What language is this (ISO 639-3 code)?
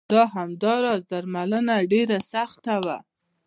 pus